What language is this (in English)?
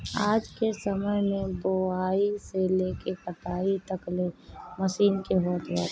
Bhojpuri